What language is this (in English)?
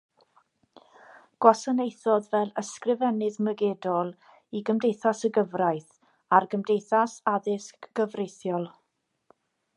Welsh